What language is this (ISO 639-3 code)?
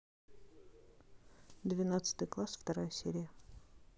rus